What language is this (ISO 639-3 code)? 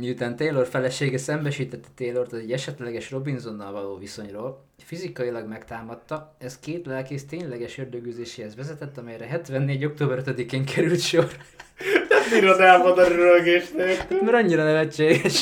hun